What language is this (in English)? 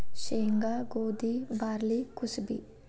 Kannada